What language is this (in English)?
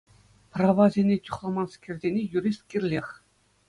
Chuvash